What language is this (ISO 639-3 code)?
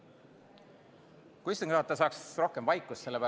est